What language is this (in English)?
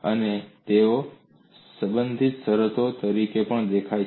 Gujarati